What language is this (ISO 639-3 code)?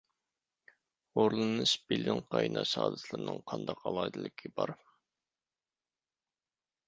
uig